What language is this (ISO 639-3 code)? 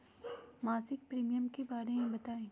mag